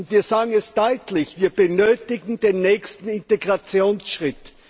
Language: German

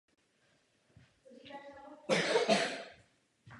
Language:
Czech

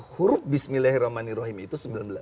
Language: Indonesian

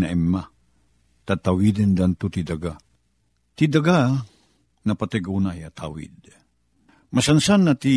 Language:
Filipino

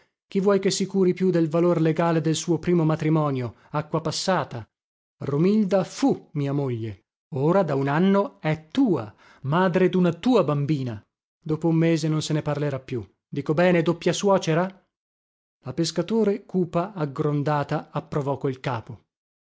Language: Italian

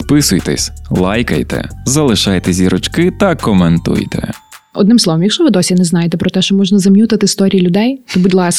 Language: Ukrainian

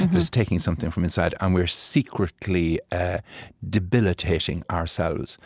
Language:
English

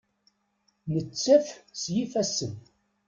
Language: Kabyle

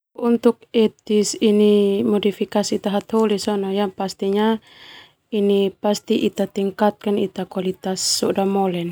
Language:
Termanu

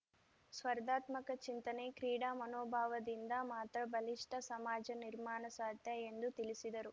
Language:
Kannada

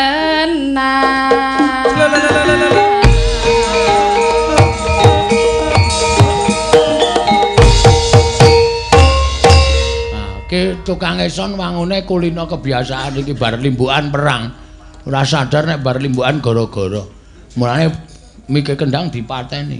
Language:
Indonesian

